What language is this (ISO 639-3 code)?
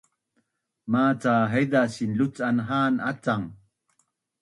bnn